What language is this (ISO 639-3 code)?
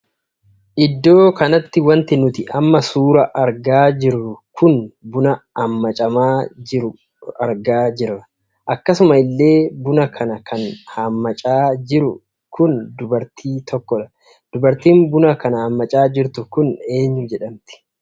orm